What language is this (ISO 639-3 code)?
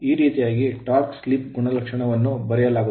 kan